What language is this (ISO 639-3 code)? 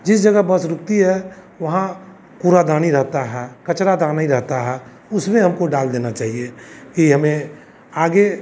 hin